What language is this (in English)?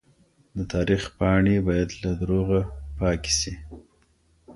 Pashto